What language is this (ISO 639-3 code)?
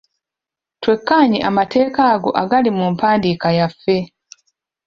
lug